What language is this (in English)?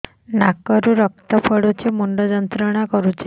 Odia